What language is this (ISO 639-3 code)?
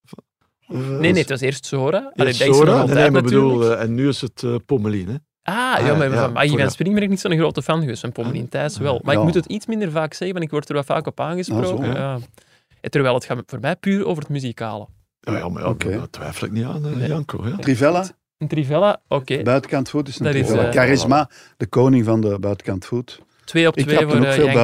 nld